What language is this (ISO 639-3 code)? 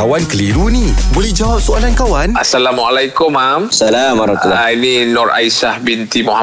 msa